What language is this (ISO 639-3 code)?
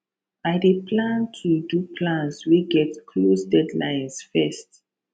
pcm